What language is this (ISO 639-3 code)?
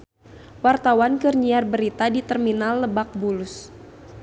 sun